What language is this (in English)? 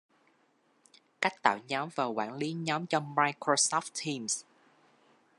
Vietnamese